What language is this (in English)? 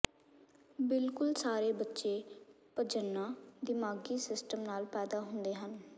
Punjabi